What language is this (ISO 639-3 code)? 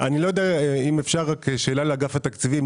heb